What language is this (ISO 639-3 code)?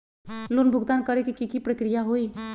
mag